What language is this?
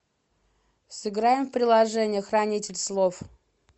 Russian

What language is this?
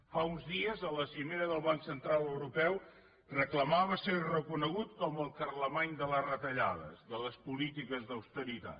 Catalan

